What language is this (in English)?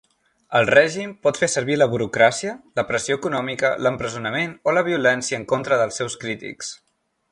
Catalan